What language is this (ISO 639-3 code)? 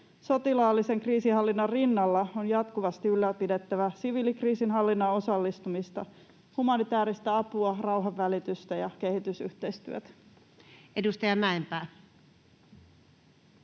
fin